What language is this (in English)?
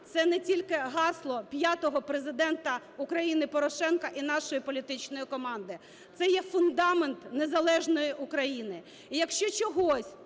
Ukrainian